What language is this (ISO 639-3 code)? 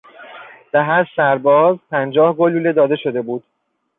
fas